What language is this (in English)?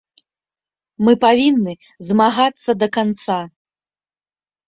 Belarusian